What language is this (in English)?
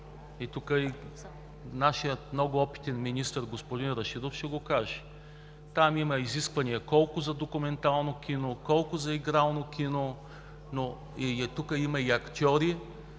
Bulgarian